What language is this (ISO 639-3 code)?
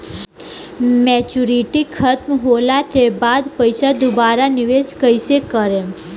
bho